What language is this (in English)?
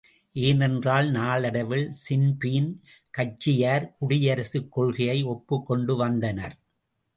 Tamil